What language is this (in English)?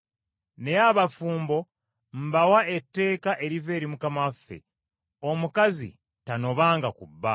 Ganda